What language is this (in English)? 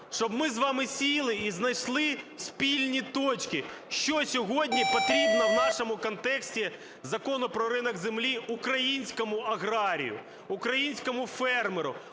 Ukrainian